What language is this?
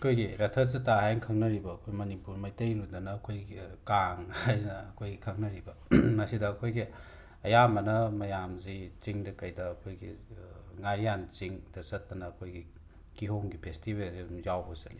Manipuri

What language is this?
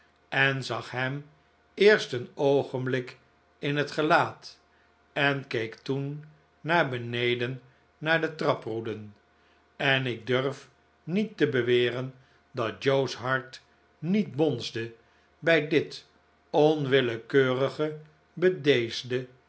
Dutch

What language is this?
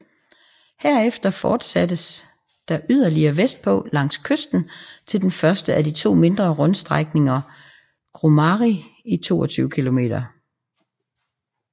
Danish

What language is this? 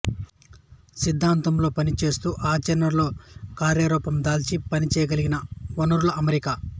Telugu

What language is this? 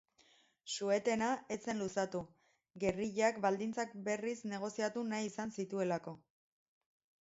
Basque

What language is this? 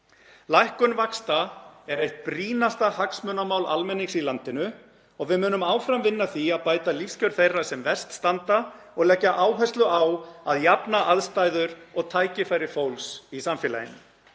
Icelandic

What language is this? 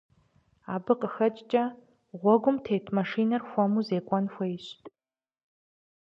Kabardian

